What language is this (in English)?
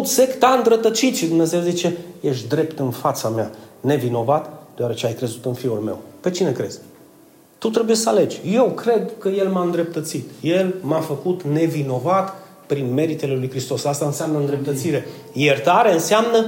Romanian